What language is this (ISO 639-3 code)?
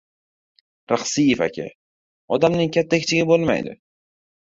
uzb